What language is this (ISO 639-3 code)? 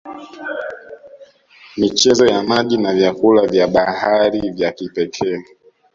swa